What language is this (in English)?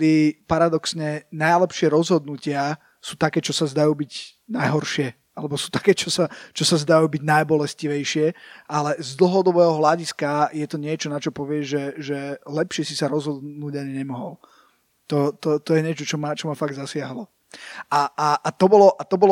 Slovak